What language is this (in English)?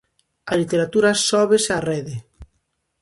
Galician